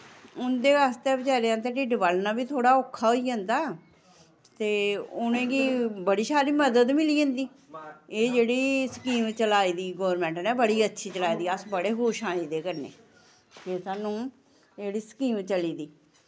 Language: Dogri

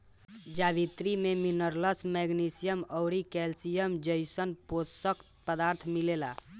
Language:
Bhojpuri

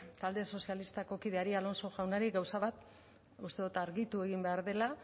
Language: Basque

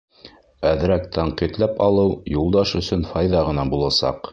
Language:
Bashkir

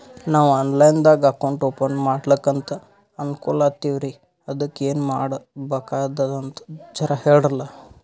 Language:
Kannada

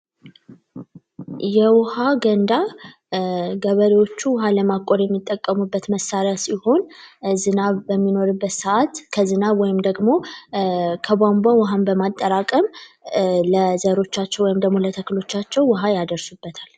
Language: Amharic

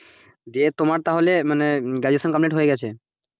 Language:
Bangla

